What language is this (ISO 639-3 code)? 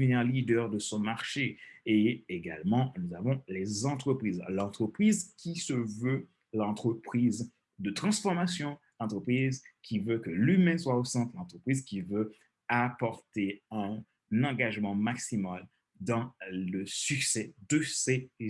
fra